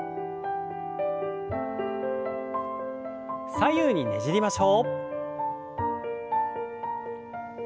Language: Japanese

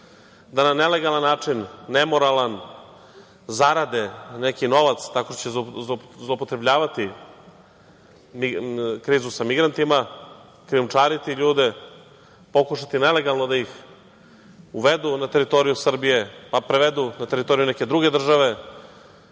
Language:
Serbian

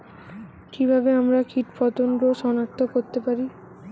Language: Bangla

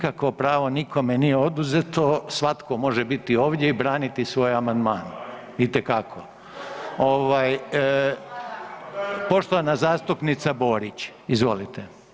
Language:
Croatian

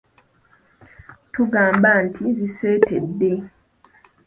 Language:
Ganda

